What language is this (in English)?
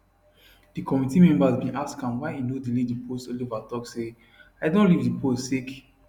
Nigerian Pidgin